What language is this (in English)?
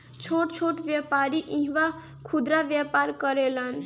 Bhojpuri